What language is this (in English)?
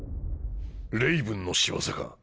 Japanese